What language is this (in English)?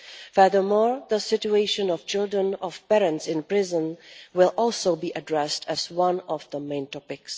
English